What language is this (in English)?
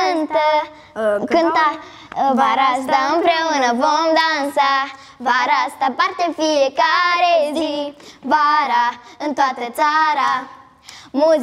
Romanian